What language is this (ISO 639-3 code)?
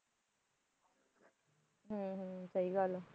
pan